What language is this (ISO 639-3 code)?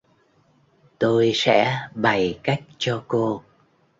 vie